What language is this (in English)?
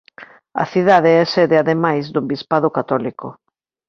Galician